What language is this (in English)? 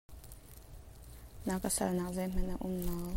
Hakha Chin